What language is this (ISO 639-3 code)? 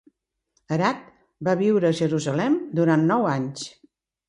cat